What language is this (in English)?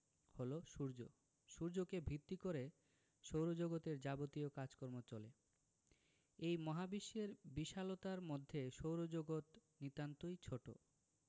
Bangla